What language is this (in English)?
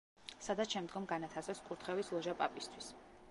Georgian